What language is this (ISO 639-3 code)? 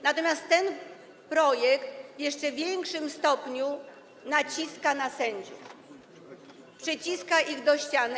pol